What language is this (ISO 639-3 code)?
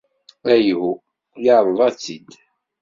kab